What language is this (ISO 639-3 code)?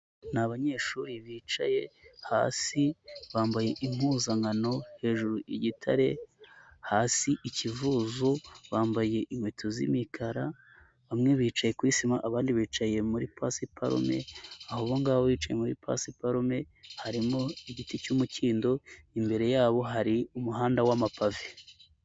kin